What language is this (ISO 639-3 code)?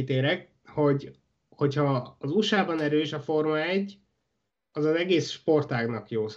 hun